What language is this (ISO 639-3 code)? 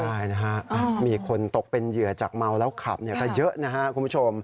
tha